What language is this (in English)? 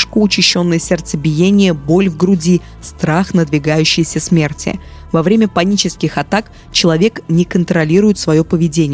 Russian